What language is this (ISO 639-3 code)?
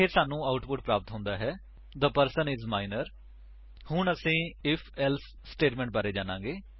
pan